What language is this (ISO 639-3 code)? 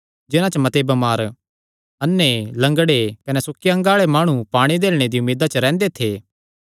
xnr